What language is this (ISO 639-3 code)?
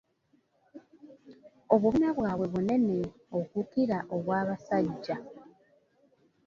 lug